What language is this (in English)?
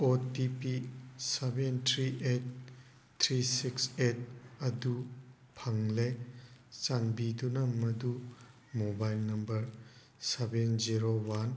Manipuri